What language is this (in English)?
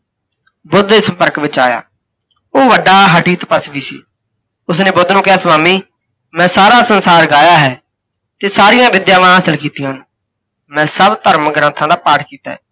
Punjabi